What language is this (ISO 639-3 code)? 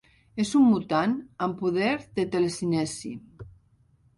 cat